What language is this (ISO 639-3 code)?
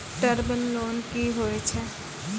mai